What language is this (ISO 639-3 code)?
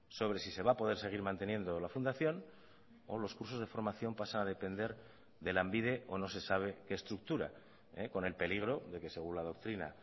spa